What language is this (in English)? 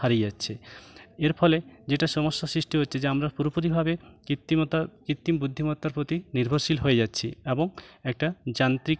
Bangla